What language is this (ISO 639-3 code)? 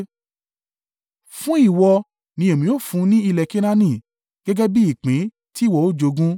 yor